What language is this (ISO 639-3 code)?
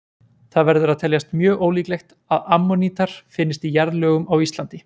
isl